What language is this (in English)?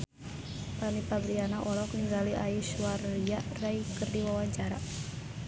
Sundanese